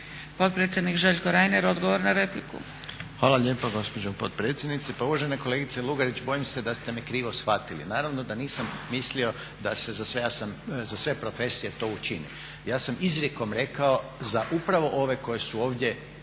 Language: Croatian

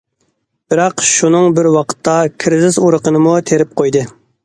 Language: Uyghur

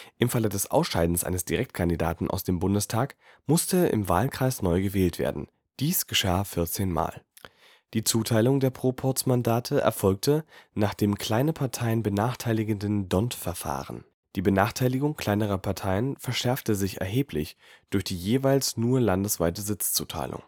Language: German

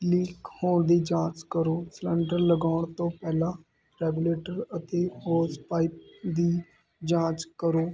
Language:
Punjabi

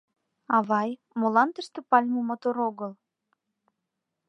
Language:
Mari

